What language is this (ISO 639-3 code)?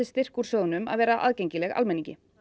isl